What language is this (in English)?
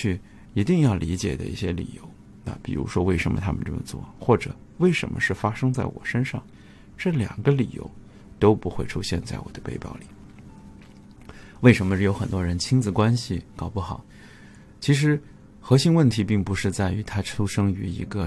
Chinese